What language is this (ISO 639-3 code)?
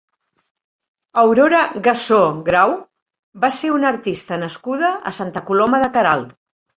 cat